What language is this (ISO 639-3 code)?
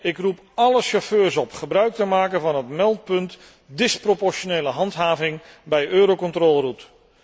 nld